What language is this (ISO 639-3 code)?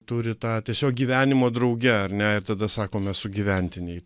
lit